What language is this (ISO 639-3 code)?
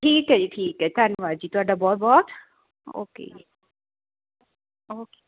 pan